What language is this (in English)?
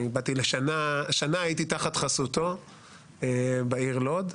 Hebrew